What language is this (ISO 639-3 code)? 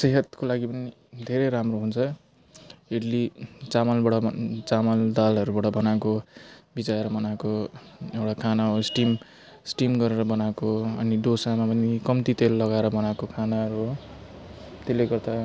nep